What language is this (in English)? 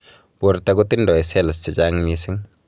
Kalenjin